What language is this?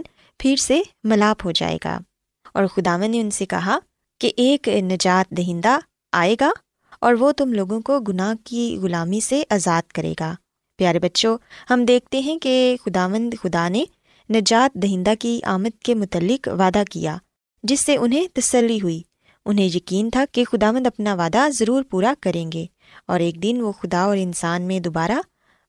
Urdu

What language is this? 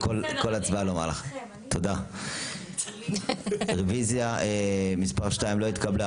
Hebrew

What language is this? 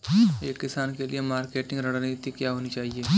Hindi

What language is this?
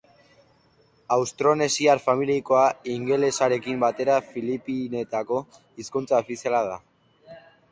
Basque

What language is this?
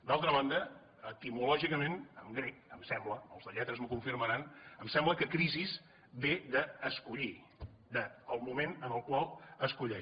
Catalan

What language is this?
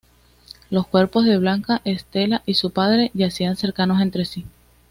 Spanish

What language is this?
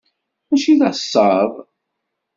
Kabyle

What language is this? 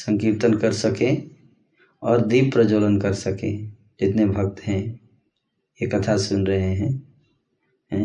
Hindi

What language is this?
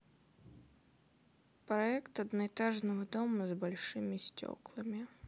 Russian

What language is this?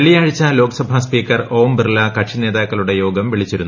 Malayalam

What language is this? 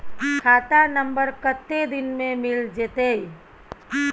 Maithili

